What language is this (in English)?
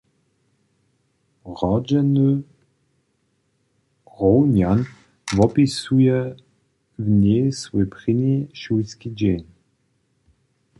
Upper Sorbian